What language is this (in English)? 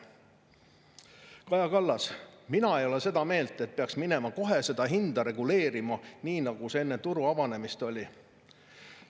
Estonian